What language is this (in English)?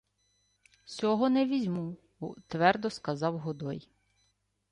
Ukrainian